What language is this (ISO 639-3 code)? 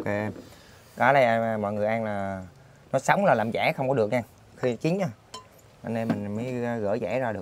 vie